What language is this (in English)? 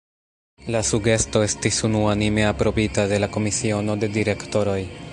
Esperanto